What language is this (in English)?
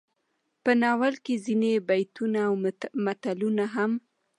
Pashto